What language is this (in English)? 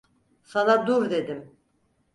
Turkish